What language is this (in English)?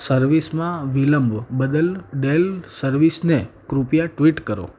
Gujarati